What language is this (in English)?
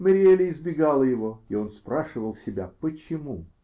Russian